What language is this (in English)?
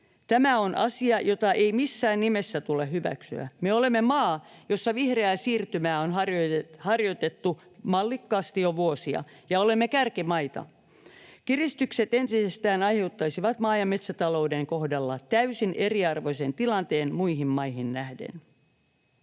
Finnish